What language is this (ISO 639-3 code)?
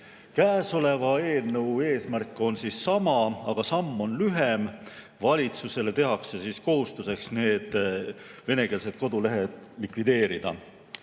est